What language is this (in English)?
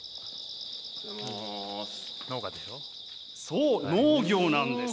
Japanese